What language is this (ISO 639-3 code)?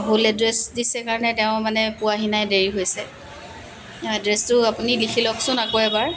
asm